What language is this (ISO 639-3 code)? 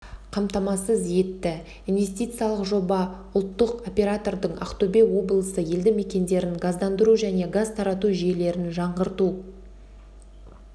kaz